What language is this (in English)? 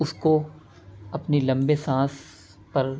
Urdu